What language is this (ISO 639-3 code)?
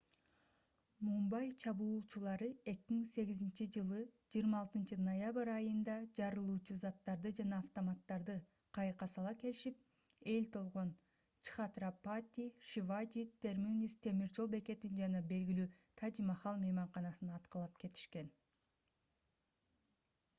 kir